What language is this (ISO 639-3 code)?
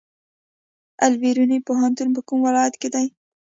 pus